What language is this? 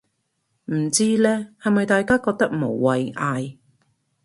Cantonese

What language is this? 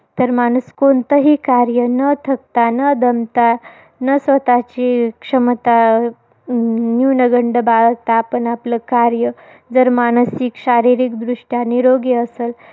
Marathi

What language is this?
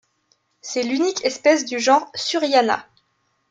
French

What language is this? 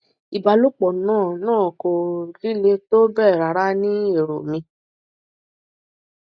Yoruba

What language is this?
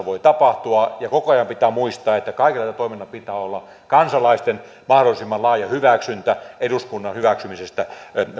Finnish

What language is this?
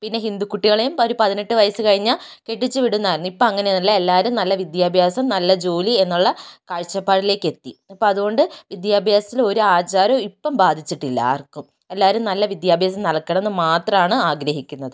Malayalam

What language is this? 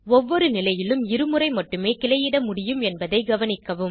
Tamil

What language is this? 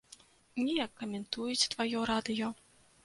Belarusian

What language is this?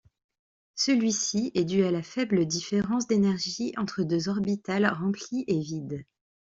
French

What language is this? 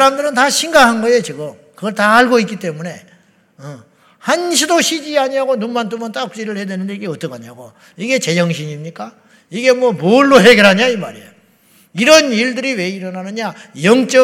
Korean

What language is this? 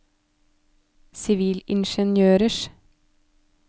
Norwegian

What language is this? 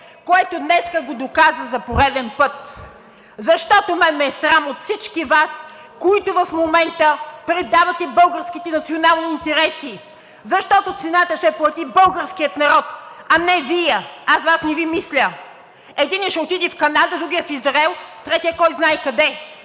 Bulgarian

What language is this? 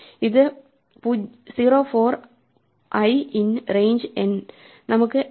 Malayalam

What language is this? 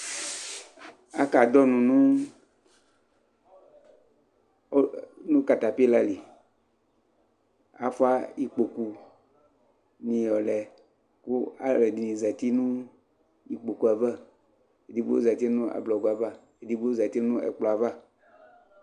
Ikposo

